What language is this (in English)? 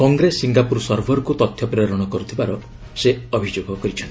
Odia